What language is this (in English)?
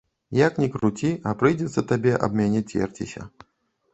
Belarusian